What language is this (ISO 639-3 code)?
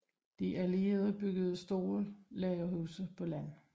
dan